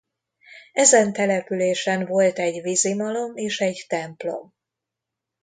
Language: Hungarian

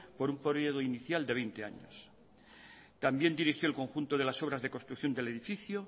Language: Spanish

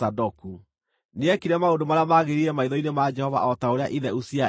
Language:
Kikuyu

